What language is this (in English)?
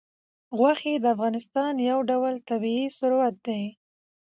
Pashto